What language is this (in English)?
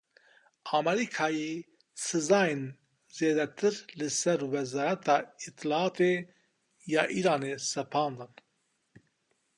Kurdish